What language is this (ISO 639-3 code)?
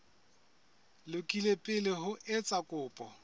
sot